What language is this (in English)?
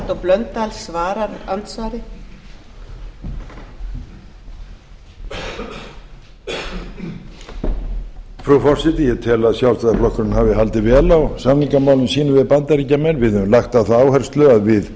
Icelandic